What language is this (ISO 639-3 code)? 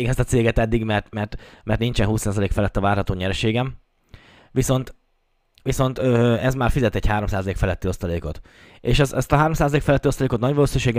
hun